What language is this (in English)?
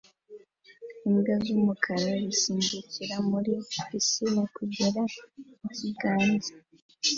Kinyarwanda